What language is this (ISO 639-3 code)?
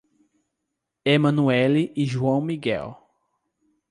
por